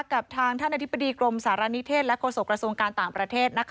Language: Thai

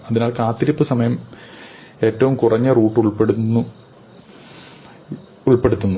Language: Malayalam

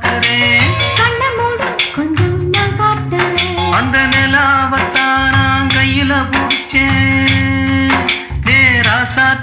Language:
Tamil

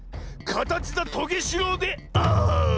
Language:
Japanese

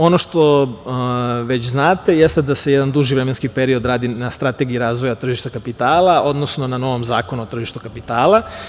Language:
Serbian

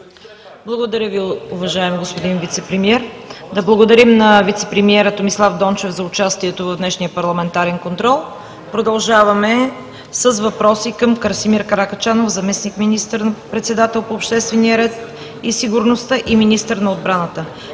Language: Bulgarian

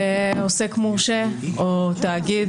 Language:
Hebrew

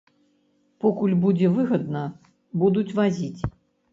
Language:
Belarusian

